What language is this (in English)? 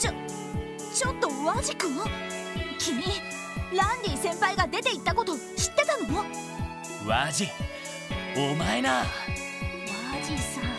Japanese